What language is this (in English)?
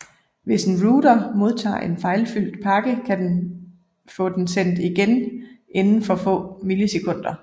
Danish